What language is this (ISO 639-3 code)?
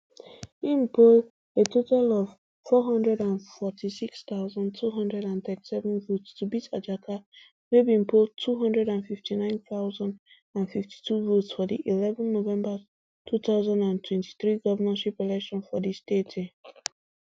pcm